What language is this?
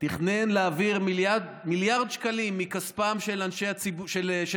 Hebrew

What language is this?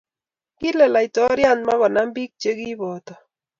Kalenjin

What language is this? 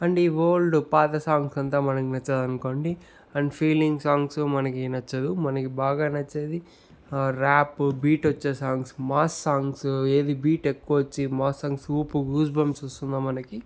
Telugu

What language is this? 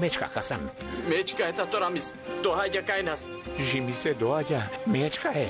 Romanian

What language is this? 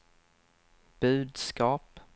Swedish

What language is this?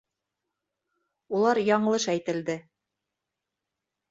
Bashkir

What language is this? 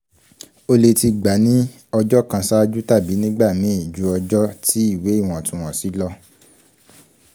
Yoruba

